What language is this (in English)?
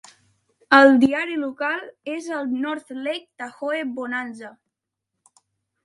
Catalan